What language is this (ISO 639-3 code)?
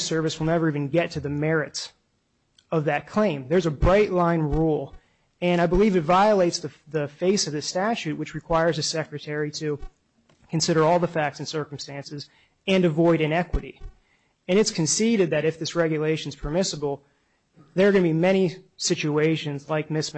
eng